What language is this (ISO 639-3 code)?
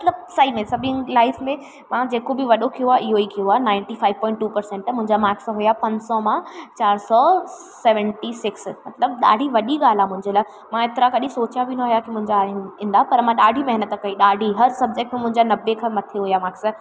snd